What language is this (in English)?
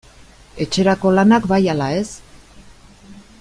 Basque